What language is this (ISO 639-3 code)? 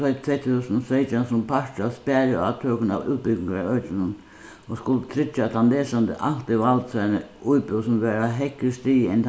fao